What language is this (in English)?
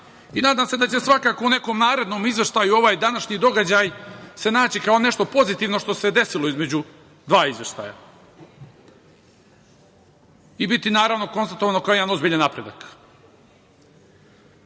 Serbian